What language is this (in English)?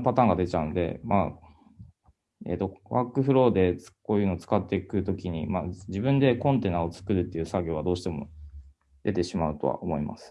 Japanese